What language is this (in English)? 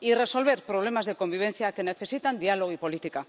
Spanish